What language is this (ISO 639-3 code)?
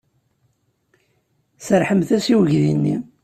kab